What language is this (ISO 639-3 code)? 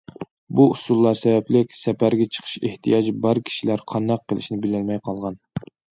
uig